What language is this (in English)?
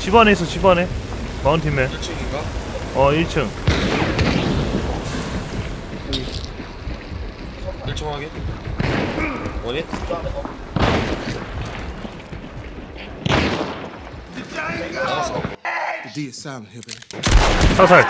Korean